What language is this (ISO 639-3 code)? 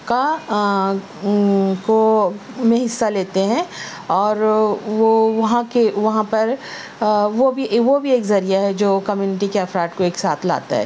urd